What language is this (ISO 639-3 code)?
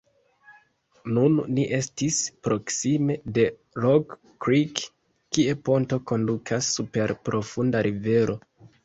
epo